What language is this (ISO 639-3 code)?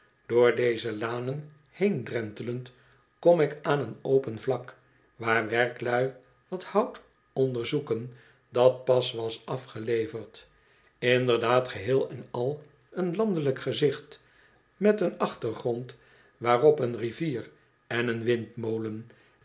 nld